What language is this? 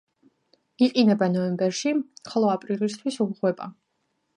Georgian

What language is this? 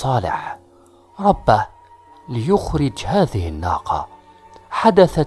Arabic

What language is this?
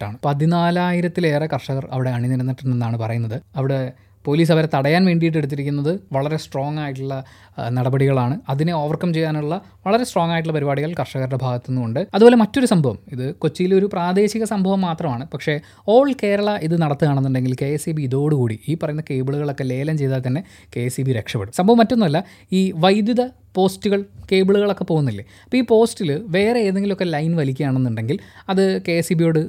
Malayalam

